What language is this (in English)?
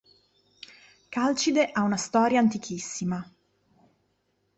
Italian